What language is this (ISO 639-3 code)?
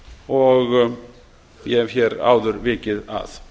isl